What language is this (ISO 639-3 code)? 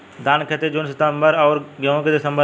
bho